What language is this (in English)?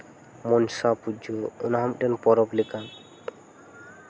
Santali